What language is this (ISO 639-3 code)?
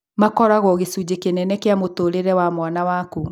kik